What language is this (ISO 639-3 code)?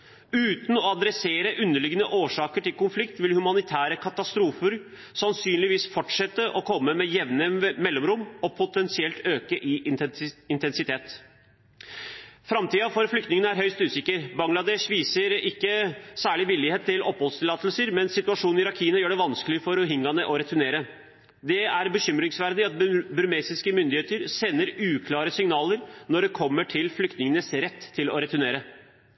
nob